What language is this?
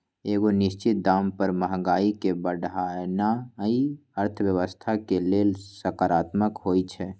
Magahi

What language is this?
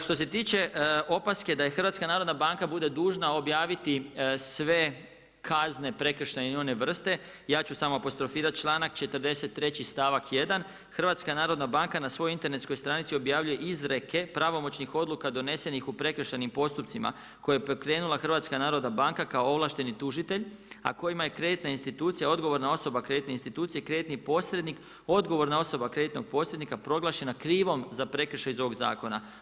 Croatian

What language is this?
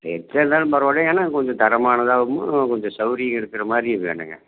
Tamil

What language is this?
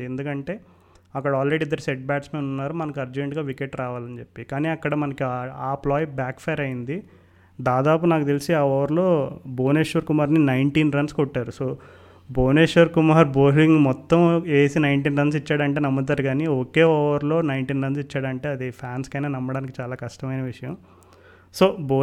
Telugu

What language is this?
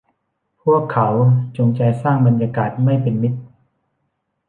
Thai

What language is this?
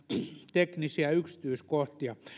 Finnish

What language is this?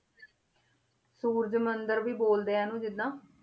Punjabi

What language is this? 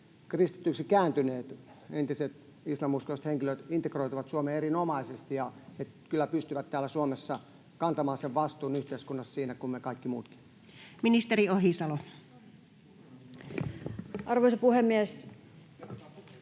Finnish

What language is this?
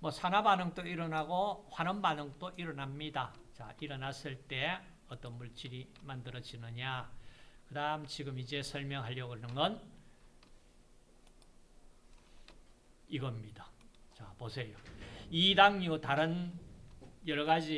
Korean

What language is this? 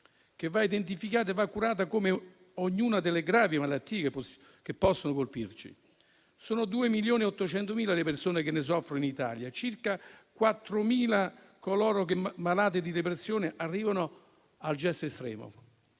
Italian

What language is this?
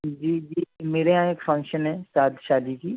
Urdu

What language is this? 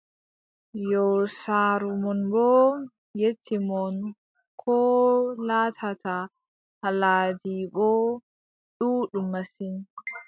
Adamawa Fulfulde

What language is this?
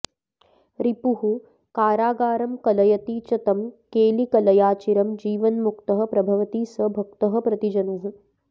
Sanskrit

